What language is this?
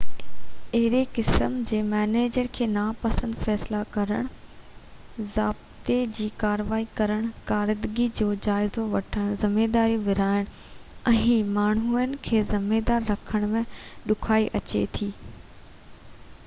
Sindhi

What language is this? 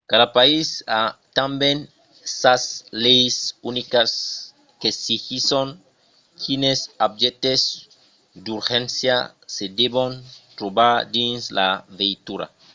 Occitan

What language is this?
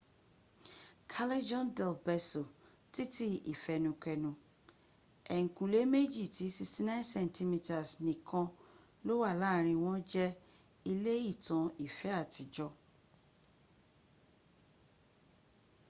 Yoruba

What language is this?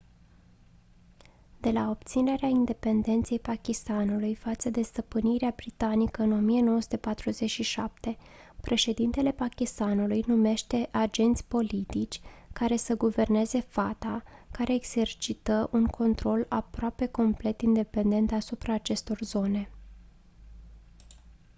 Romanian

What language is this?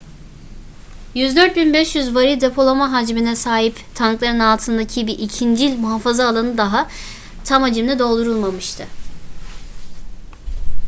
Turkish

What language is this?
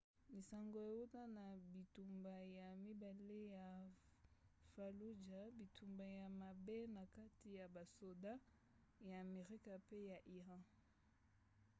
Lingala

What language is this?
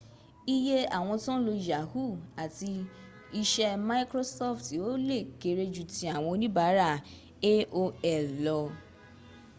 Yoruba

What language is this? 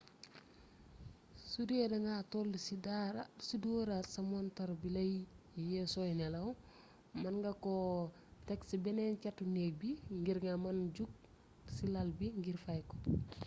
Wolof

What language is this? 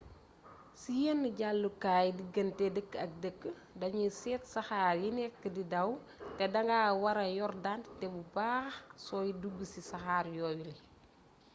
Wolof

